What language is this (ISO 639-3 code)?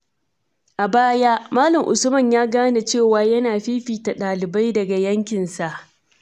hau